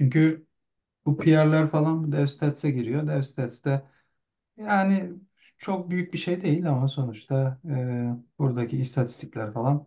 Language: Turkish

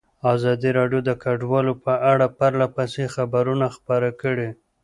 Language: Pashto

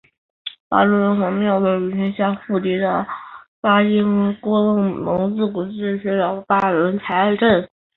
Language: Chinese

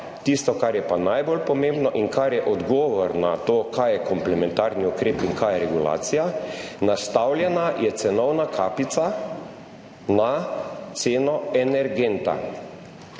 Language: Slovenian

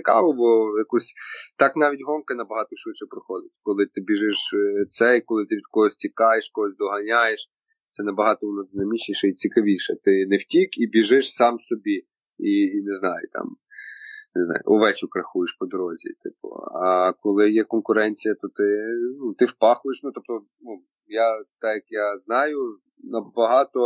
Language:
Ukrainian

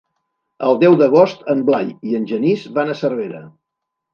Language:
Catalan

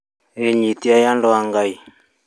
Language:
Kikuyu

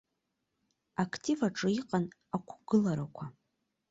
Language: Abkhazian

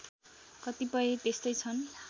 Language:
Nepali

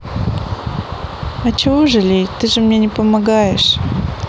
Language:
Russian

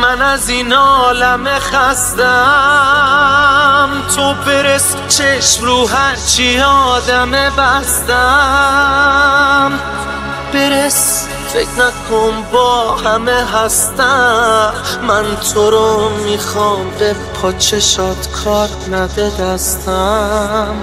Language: Persian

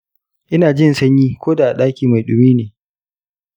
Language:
Hausa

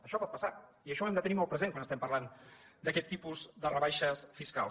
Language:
Catalan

